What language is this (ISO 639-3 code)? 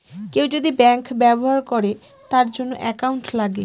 ben